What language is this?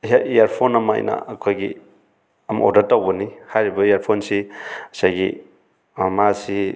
Manipuri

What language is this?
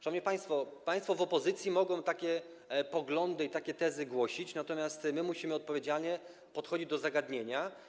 Polish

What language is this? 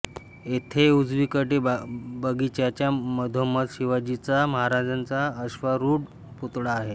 Marathi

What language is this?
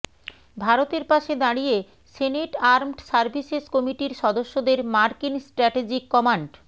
Bangla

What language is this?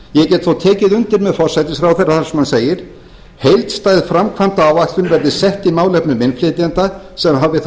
Icelandic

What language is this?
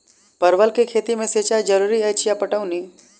Maithili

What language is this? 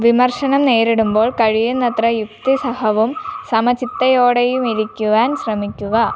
Malayalam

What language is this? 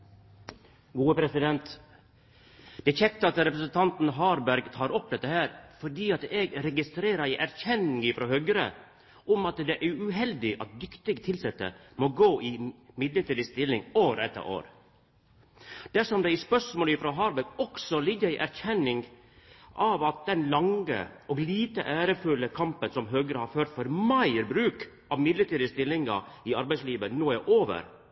Norwegian Nynorsk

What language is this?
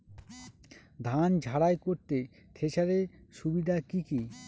Bangla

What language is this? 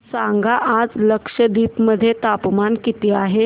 Marathi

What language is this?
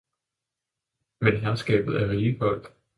Danish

